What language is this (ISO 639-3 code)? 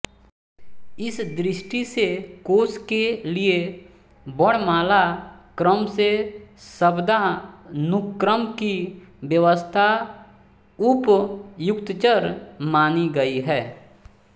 hin